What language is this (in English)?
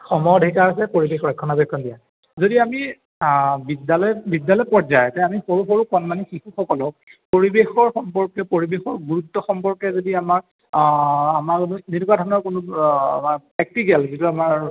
Assamese